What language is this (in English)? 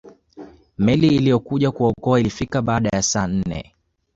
Swahili